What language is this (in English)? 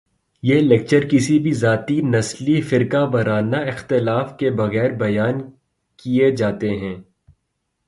Urdu